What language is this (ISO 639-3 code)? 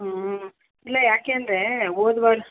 kan